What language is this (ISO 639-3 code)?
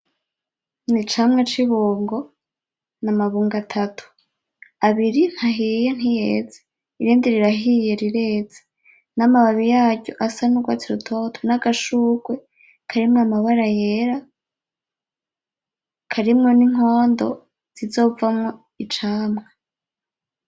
run